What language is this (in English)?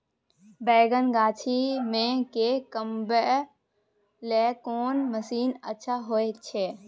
Maithili